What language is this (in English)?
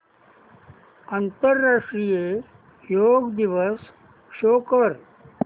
Marathi